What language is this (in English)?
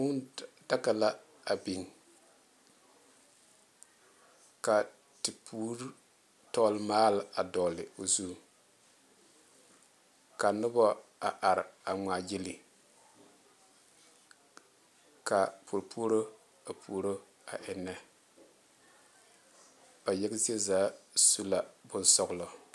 Southern Dagaare